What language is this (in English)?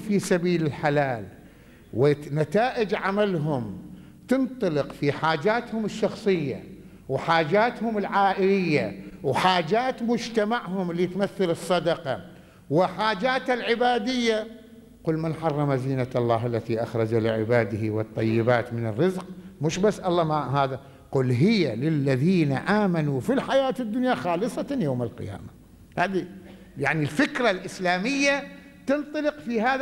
Arabic